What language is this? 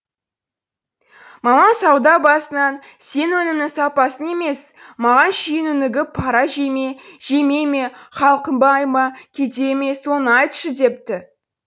Kazakh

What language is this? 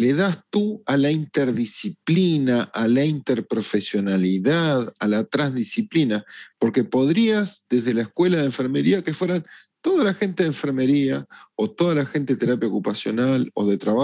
Spanish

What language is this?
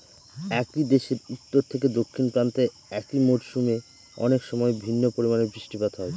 Bangla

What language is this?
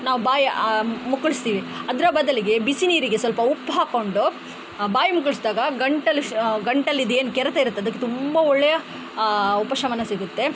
Kannada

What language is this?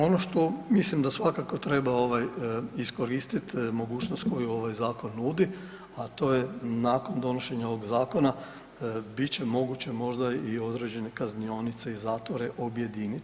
Croatian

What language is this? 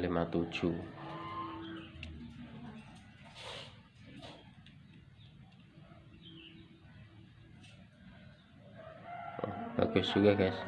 Indonesian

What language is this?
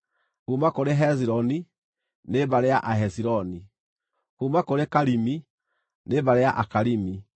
Kikuyu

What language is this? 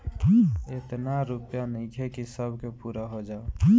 Bhojpuri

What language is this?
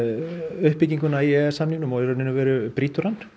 Icelandic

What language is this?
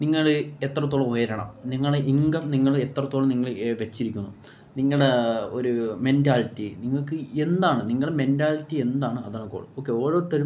Malayalam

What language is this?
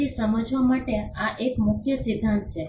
Gujarati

